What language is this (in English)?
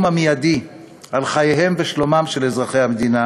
Hebrew